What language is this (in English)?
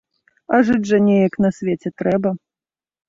Belarusian